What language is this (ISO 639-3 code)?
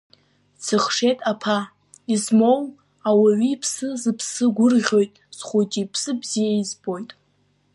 abk